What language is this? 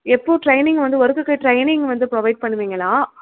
Tamil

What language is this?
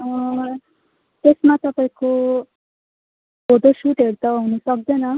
Nepali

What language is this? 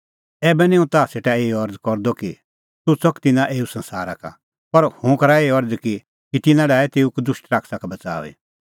Kullu Pahari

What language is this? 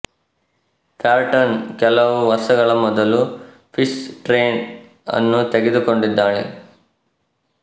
Kannada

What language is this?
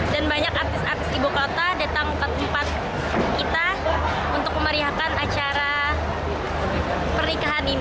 Indonesian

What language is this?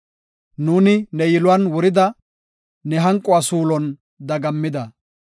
Gofa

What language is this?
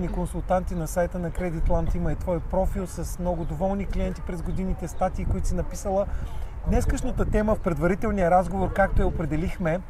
Bulgarian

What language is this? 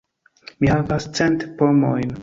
Esperanto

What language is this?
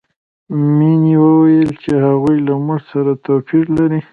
Pashto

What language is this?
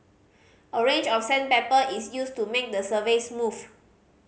English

